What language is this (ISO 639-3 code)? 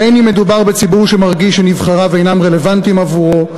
heb